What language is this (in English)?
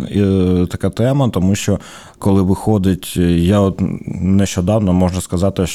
Ukrainian